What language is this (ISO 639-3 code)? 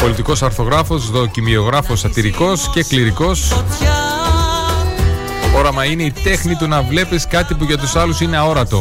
ell